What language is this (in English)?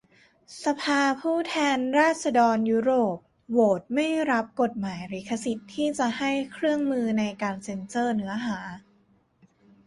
Thai